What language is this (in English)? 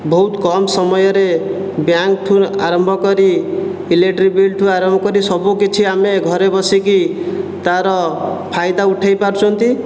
Odia